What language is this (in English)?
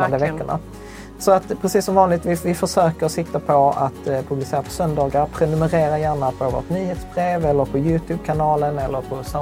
Swedish